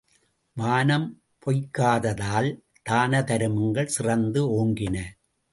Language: Tamil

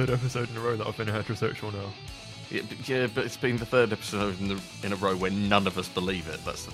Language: English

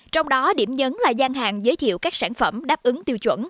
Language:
Vietnamese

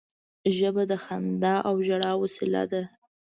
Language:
Pashto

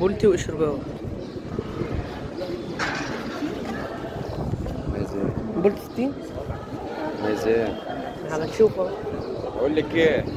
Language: Arabic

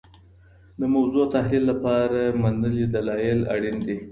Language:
Pashto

